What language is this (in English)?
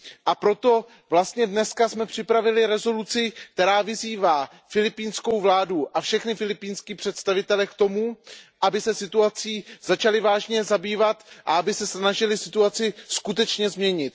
Czech